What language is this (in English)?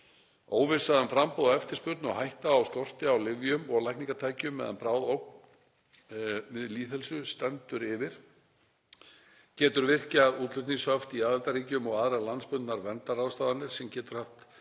Icelandic